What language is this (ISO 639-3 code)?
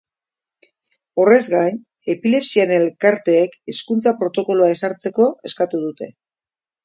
eus